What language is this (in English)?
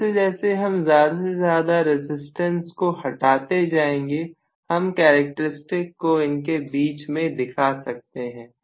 Hindi